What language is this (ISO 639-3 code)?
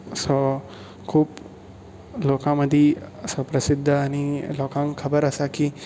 kok